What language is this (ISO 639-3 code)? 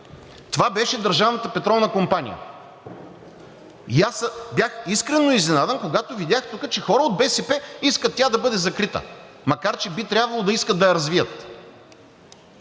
bul